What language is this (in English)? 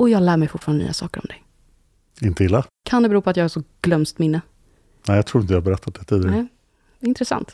Swedish